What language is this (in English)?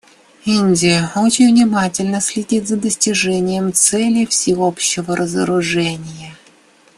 Russian